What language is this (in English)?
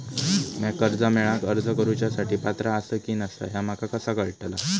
Marathi